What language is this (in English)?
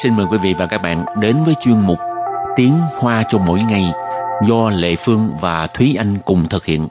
Vietnamese